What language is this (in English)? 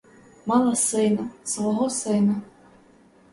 Ukrainian